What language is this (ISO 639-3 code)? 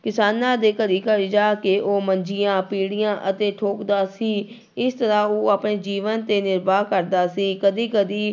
pan